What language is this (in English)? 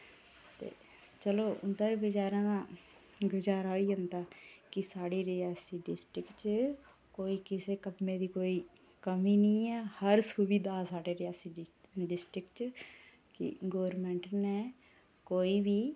Dogri